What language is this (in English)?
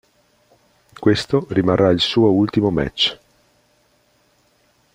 Italian